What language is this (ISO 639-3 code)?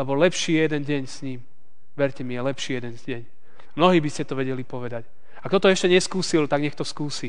slk